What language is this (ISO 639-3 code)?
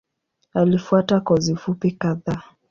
swa